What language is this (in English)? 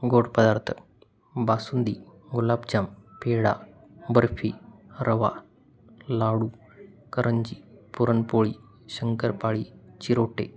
Marathi